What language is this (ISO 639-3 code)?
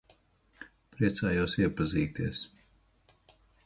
lav